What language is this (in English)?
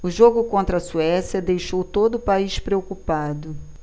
Portuguese